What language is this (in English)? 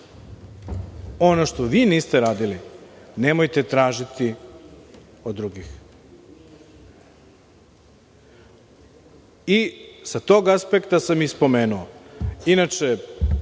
Serbian